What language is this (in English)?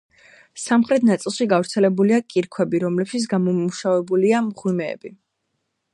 Georgian